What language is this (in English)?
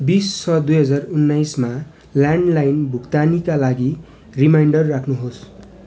Nepali